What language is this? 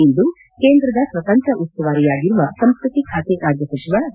Kannada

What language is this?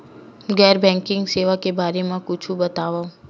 Chhattisgarhi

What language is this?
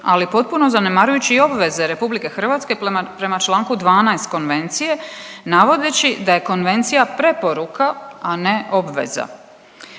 Croatian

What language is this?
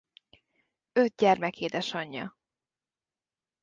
Hungarian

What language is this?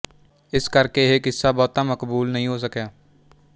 Punjabi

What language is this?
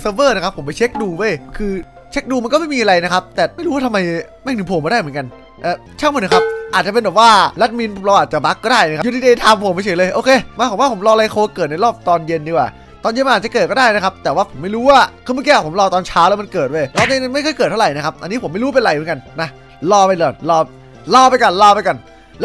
Thai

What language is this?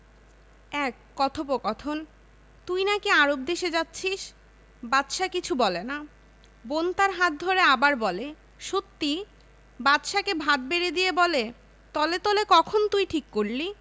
Bangla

